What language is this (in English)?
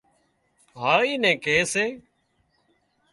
Wadiyara Koli